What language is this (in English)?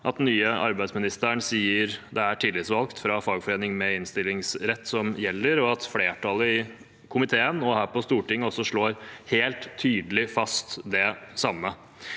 Norwegian